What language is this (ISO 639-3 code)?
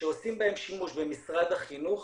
heb